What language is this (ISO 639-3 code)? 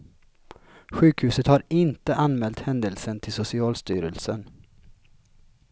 swe